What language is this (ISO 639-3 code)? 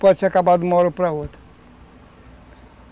por